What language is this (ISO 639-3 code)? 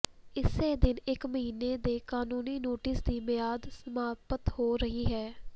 pan